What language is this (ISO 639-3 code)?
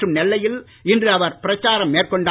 tam